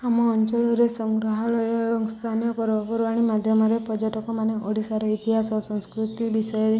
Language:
Odia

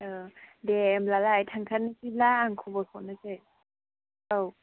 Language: Bodo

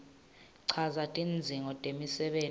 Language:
Swati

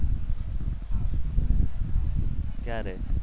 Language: Gujarati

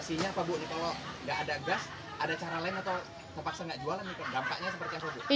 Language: Indonesian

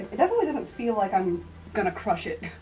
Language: English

